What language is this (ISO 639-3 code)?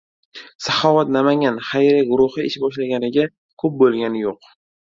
uzb